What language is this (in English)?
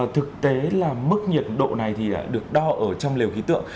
Vietnamese